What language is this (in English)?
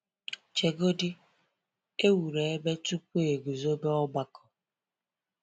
Igbo